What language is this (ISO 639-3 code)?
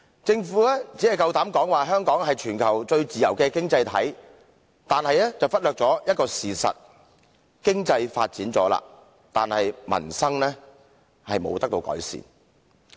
yue